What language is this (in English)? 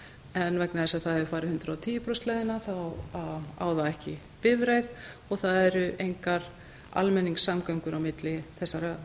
Icelandic